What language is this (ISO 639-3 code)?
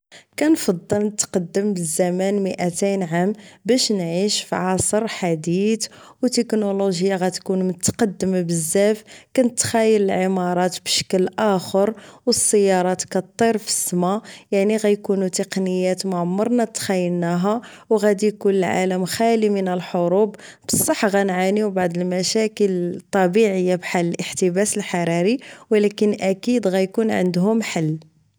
ary